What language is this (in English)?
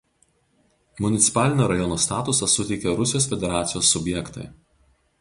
Lithuanian